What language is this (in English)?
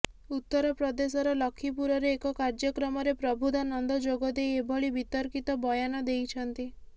Odia